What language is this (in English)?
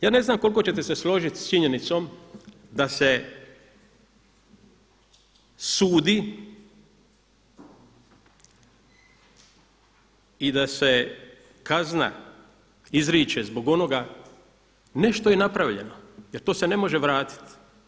Croatian